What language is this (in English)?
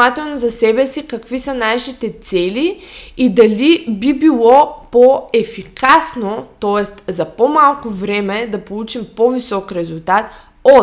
Bulgarian